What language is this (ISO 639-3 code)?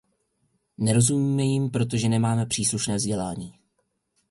ces